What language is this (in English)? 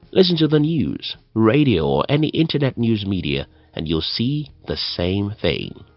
English